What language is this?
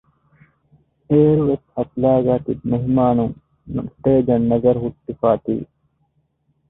Divehi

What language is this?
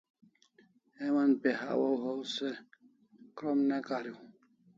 Kalasha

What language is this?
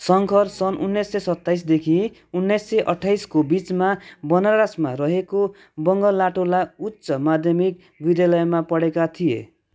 Nepali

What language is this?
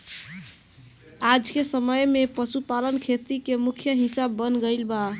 Bhojpuri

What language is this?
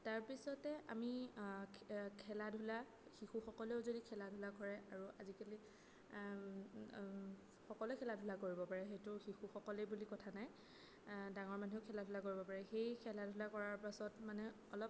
Assamese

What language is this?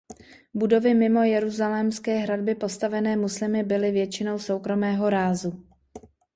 Czech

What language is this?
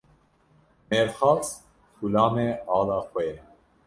Kurdish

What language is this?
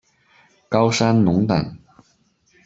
Chinese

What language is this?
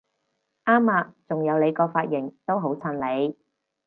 Cantonese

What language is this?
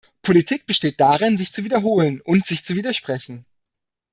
German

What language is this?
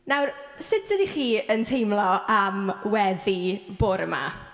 Welsh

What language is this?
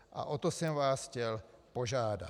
Czech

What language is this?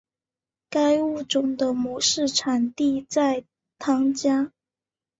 Chinese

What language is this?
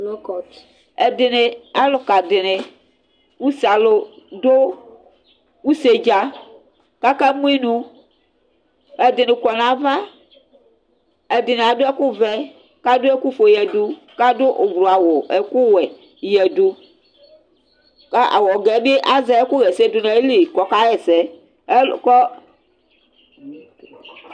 Ikposo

